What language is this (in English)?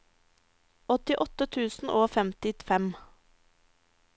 Norwegian